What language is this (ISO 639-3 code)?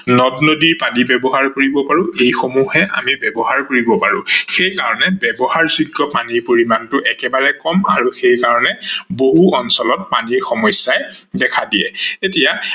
asm